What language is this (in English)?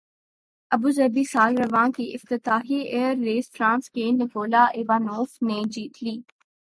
Urdu